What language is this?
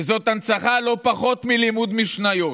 Hebrew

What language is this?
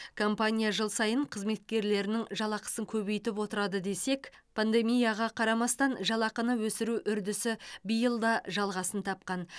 Kazakh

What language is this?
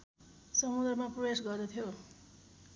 Nepali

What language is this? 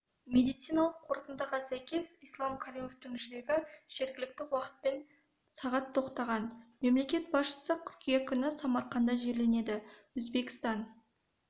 Kazakh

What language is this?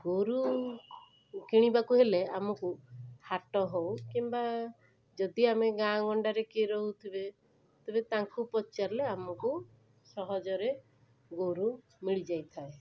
Odia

